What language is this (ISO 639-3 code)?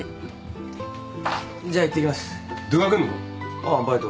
jpn